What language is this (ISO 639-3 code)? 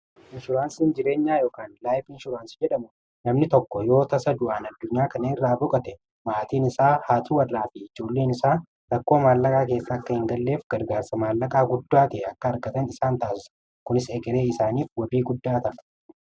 orm